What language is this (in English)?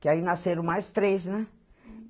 Portuguese